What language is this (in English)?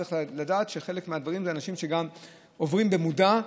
Hebrew